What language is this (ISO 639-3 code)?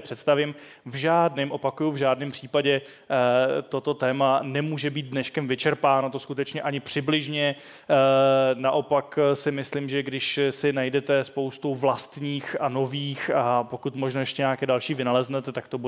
ces